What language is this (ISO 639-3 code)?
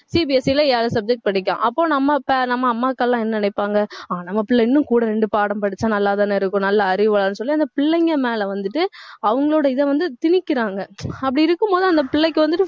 tam